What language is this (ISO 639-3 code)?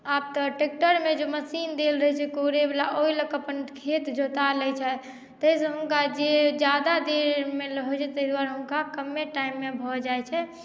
mai